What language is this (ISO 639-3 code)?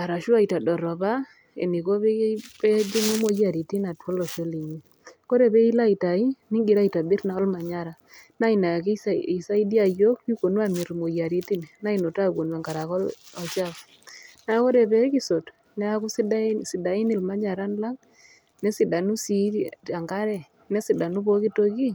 mas